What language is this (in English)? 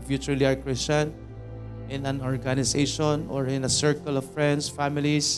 Filipino